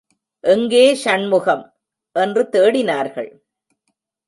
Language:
Tamil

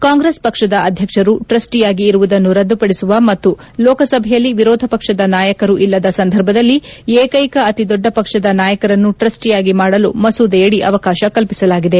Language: Kannada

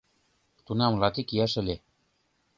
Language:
Mari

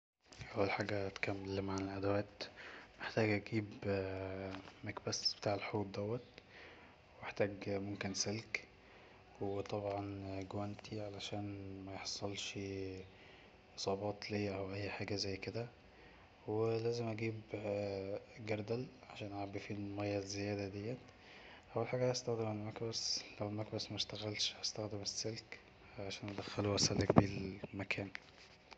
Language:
Egyptian Arabic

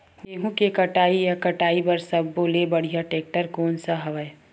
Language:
Chhattisgarhi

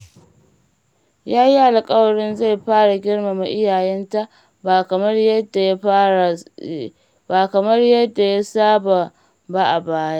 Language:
Hausa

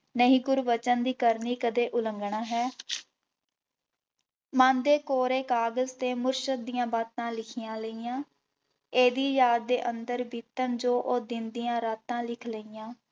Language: Punjabi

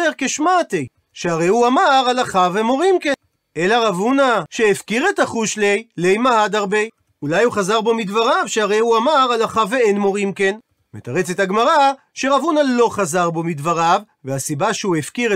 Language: Hebrew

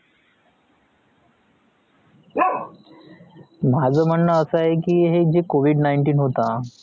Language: Marathi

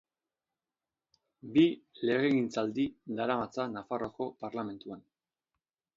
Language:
Basque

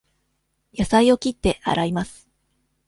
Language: Japanese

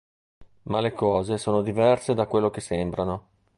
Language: Italian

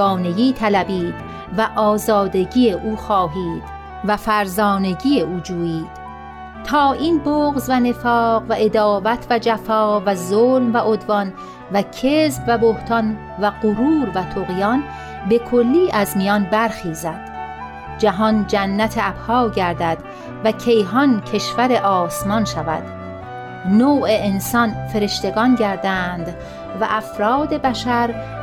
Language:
Persian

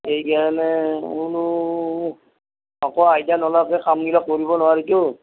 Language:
Assamese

